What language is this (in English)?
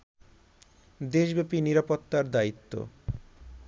Bangla